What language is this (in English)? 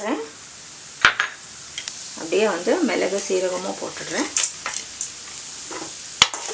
Tamil